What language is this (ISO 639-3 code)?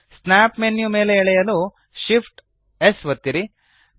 kan